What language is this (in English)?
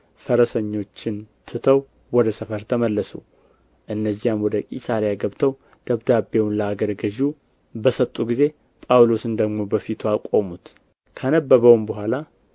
Amharic